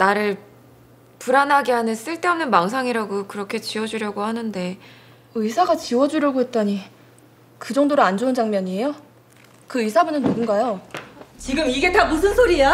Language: Korean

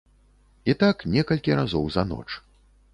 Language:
Belarusian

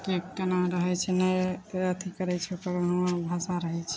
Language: Maithili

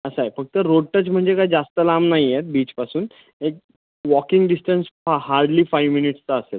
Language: Marathi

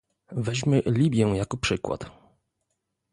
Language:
Polish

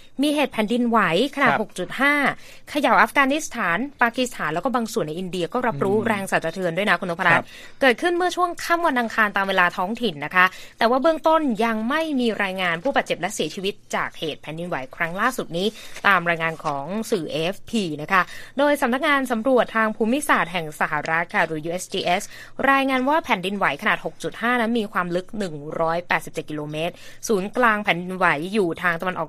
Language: Thai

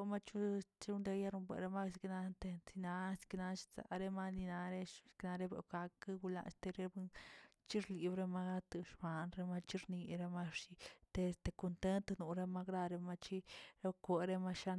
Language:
Tilquiapan Zapotec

